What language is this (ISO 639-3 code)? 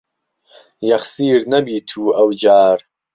ckb